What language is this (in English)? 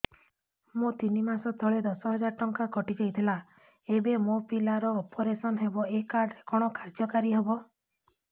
Odia